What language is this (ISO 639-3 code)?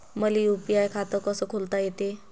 mar